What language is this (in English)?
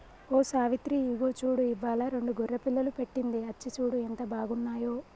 Telugu